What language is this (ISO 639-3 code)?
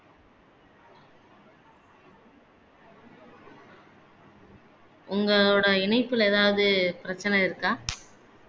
tam